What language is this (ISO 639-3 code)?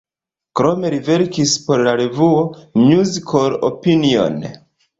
epo